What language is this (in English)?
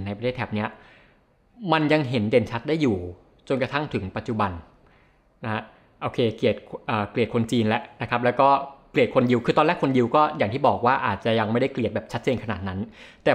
Thai